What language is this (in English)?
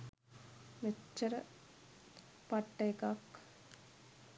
Sinhala